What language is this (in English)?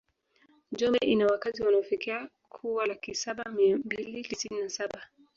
Swahili